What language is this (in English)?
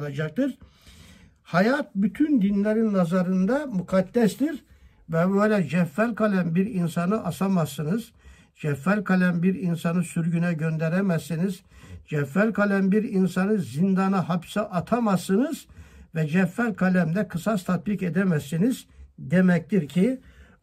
Turkish